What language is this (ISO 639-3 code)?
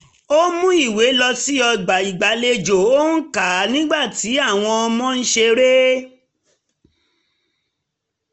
yor